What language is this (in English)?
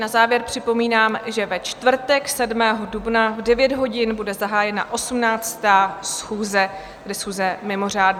Czech